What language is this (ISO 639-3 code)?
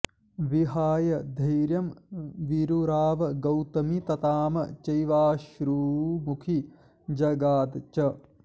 san